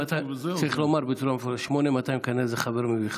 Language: Hebrew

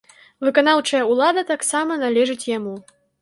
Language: Belarusian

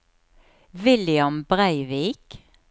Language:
Norwegian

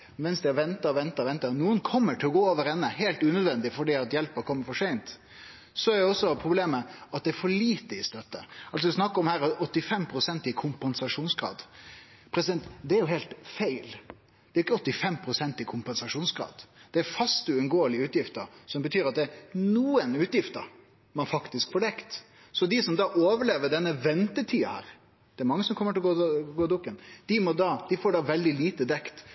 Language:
Norwegian Nynorsk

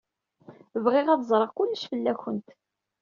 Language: Kabyle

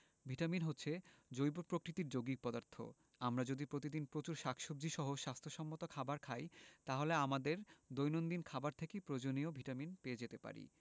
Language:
Bangla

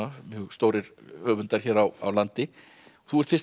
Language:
Icelandic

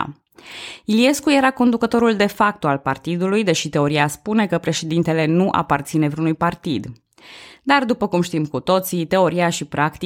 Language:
Romanian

